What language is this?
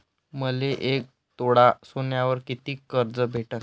Marathi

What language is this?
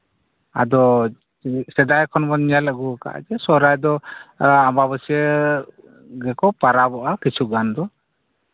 Santali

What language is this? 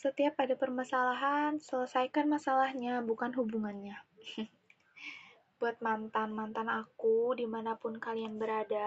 Indonesian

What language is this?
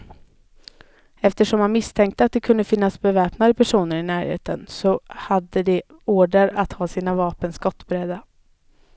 Swedish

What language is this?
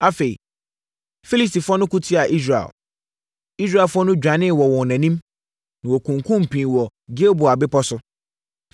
Akan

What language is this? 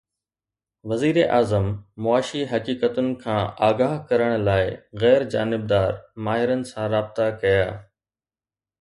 Sindhi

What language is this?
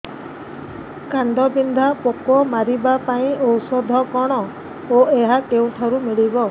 Odia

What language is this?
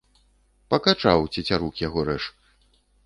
Belarusian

